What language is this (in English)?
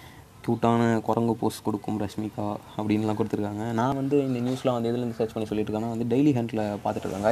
Tamil